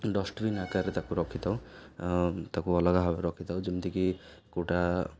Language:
Odia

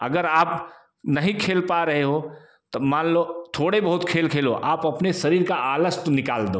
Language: Hindi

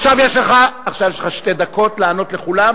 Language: Hebrew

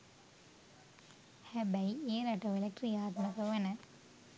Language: Sinhala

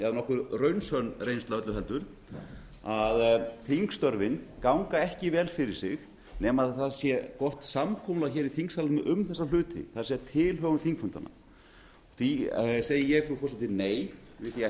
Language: Icelandic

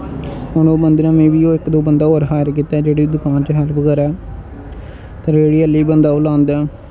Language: Dogri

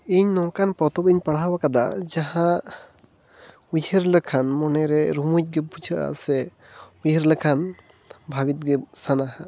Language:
Santali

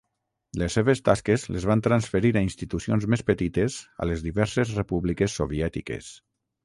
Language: Catalan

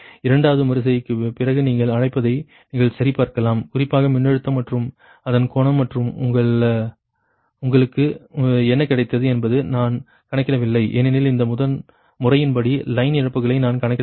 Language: Tamil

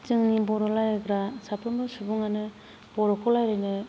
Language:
Bodo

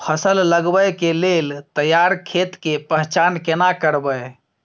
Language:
Maithili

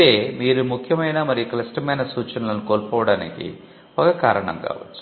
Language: Telugu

